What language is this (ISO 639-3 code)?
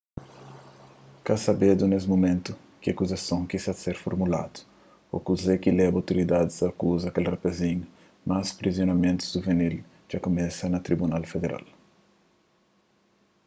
kea